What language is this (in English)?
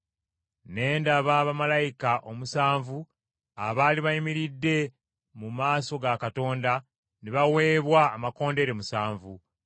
Ganda